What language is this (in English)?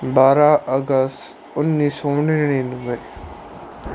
Punjabi